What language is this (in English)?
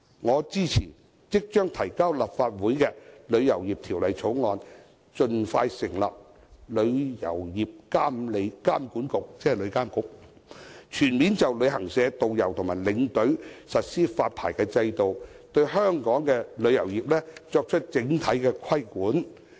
Cantonese